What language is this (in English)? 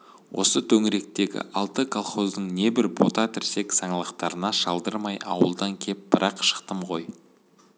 Kazakh